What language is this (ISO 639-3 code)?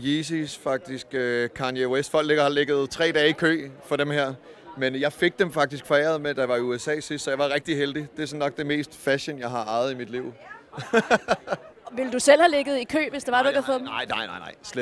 dan